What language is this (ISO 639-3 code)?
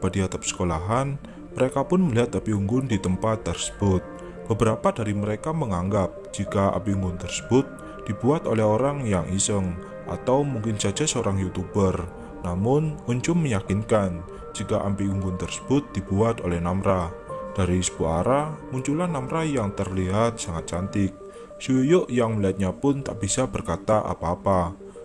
ind